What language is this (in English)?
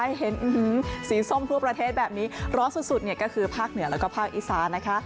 Thai